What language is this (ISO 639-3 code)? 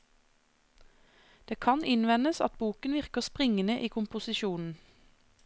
nor